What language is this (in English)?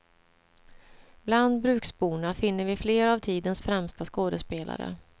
Swedish